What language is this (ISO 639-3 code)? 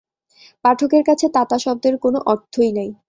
ben